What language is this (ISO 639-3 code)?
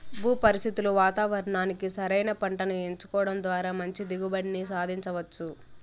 tel